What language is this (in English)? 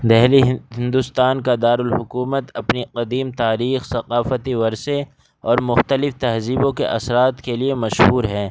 Urdu